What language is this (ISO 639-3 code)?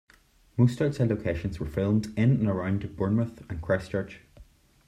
eng